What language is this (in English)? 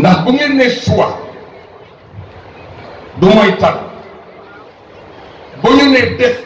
Indonesian